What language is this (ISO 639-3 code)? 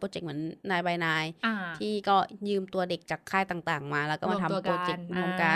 tha